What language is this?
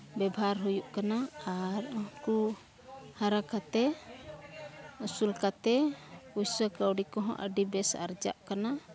Santali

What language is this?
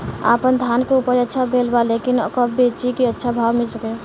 Bhojpuri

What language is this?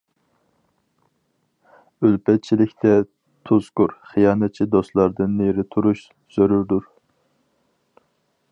Uyghur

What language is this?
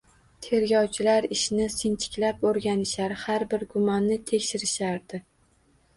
Uzbek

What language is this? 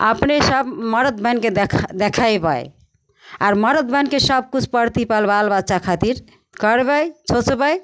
Maithili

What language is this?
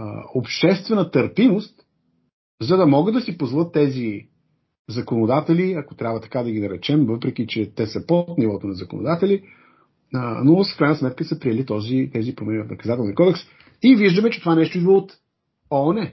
Bulgarian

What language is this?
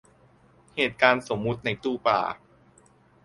Thai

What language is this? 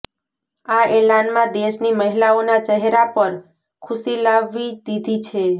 Gujarati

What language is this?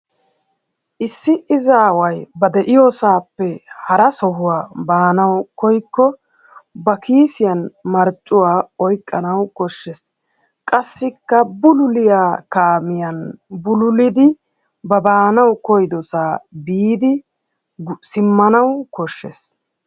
Wolaytta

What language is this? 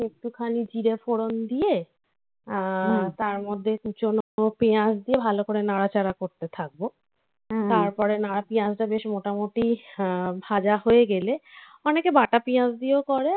Bangla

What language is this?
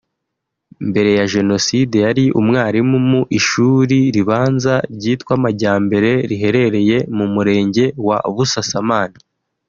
Kinyarwanda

